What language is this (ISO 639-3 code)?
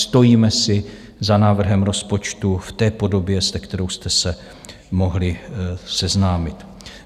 ces